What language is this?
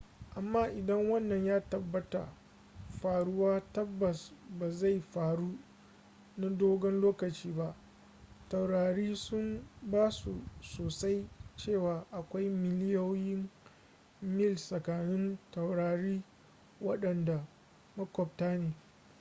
Hausa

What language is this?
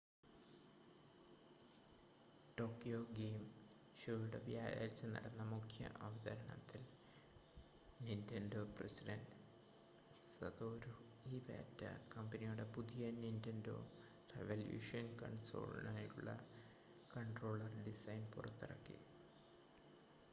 Malayalam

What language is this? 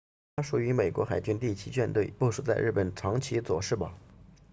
Chinese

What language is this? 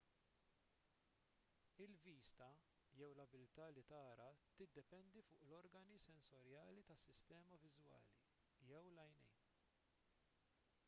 Maltese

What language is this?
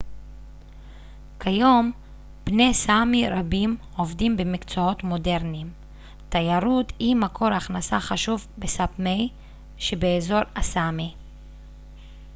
Hebrew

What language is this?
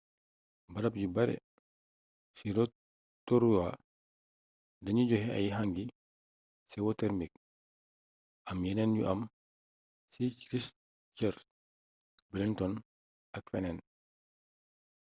Wolof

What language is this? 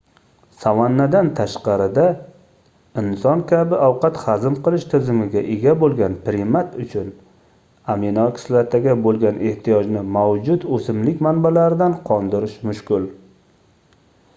Uzbek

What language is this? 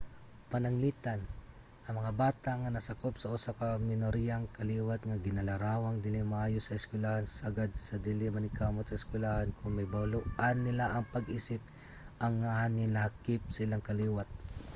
Cebuano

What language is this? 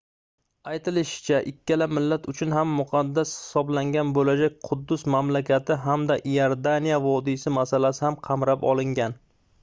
Uzbek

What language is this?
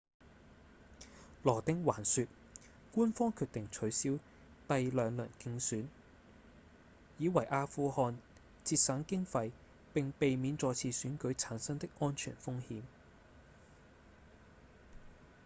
Cantonese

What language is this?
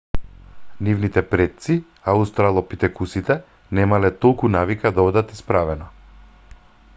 Macedonian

